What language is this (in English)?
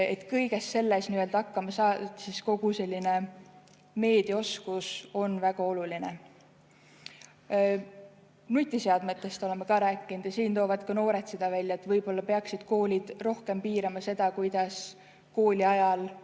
Estonian